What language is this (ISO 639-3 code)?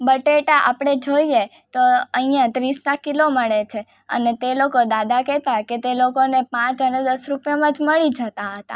guj